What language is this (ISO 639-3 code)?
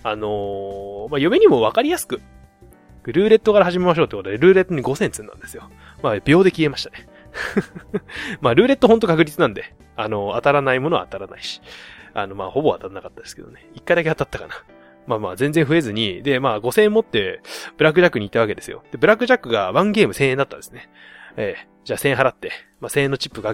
jpn